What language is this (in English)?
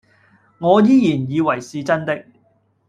Cantonese